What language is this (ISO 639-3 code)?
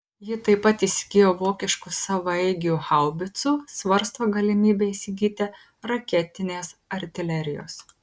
lit